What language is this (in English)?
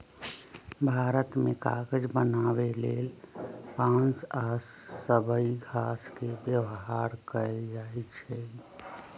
Magahi